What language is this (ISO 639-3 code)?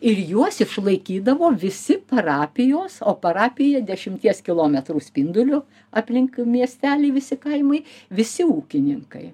lit